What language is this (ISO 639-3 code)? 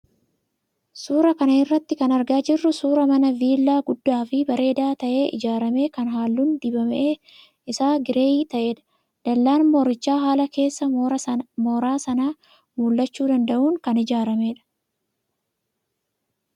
orm